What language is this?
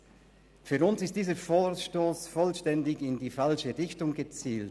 Swiss German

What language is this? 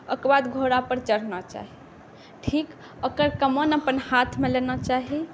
Maithili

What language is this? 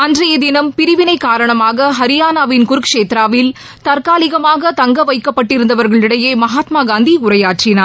Tamil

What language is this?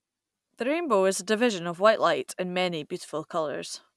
English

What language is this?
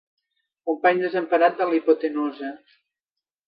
Catalan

